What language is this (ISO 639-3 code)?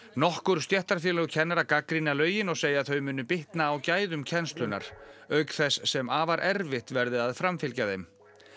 isl